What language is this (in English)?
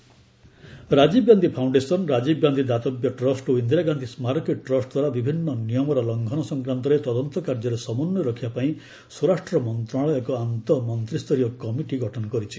Odia